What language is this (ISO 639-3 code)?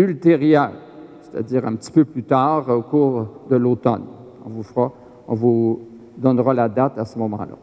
fra